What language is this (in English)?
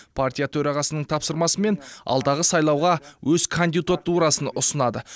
Kazakh